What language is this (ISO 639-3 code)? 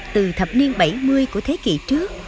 vie